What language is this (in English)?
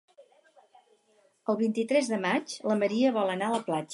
Catalan